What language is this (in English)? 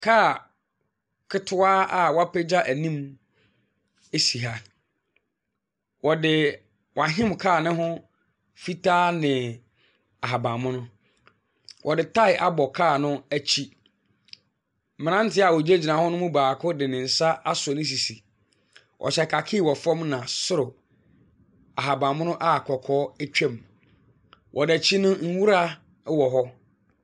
Akan